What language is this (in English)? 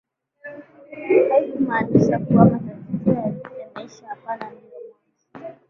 Swahili